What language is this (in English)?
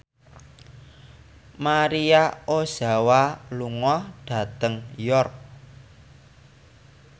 Javanese